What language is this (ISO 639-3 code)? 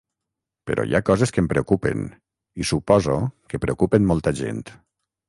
cat